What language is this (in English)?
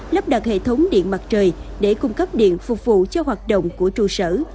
Vietnamese